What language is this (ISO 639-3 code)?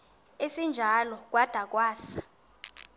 xho